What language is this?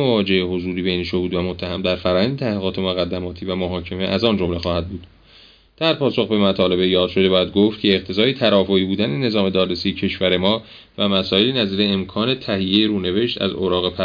Persian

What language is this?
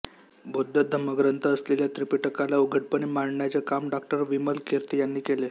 Marathi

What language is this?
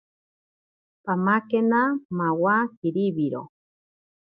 Ashéninka Perené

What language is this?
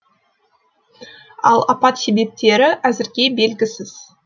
Kazakh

